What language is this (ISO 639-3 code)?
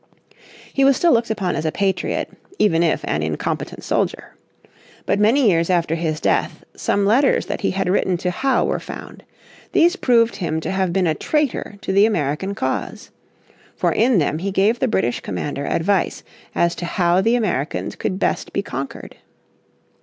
eng